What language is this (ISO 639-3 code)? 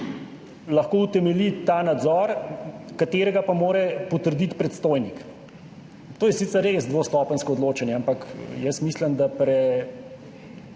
slv